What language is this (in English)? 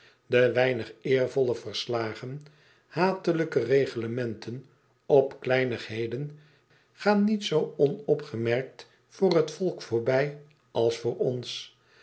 Dutch